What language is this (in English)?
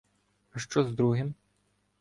Ukrainian